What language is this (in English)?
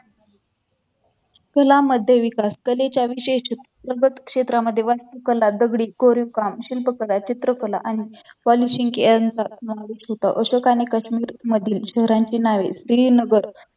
Marathi